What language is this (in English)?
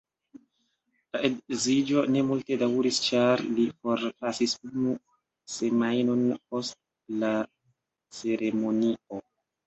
Esperanto